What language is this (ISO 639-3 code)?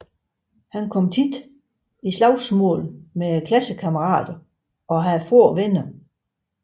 dan